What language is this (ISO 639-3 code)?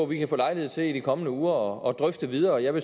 dan